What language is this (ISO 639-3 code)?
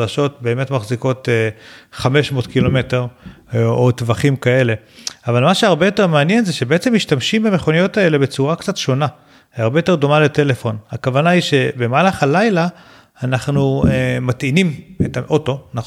heb